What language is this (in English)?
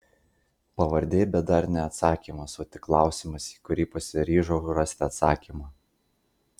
Lithuanian